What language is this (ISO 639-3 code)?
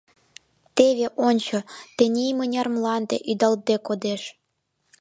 chm